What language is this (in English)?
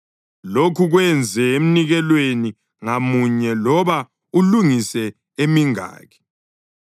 North Ndebele